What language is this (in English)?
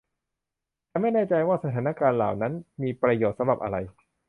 Thai